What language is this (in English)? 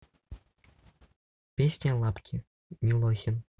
Russian